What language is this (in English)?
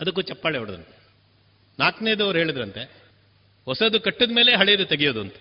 Kannada